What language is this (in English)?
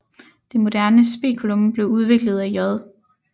Danish